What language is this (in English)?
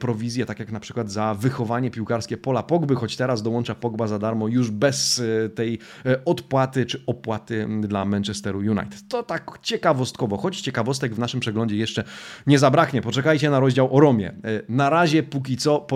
Polish